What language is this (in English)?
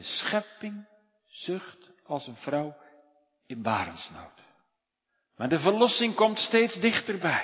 Dutch